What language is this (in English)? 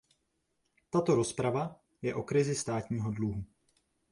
Czech